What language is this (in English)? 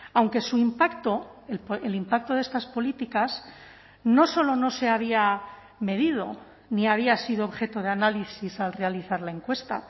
Spanish